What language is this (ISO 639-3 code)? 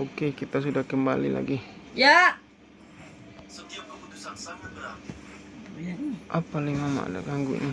ind